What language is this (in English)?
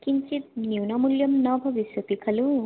Sanskrit